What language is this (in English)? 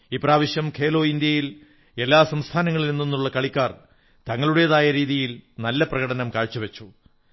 Malayalam